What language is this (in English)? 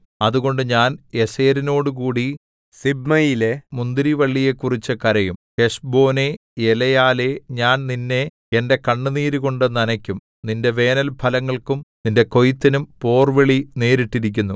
Malayalam